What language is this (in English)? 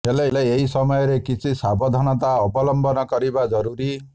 Odia